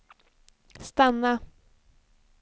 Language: Swedish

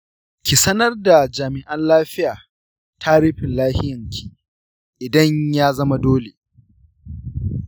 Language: Hausa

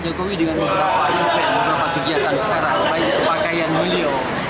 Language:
Indonesian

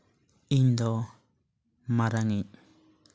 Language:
Santali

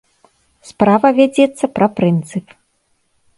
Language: Belarusian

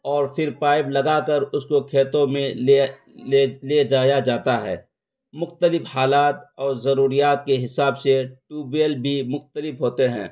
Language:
Urdu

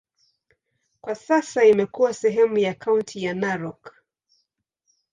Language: Swahili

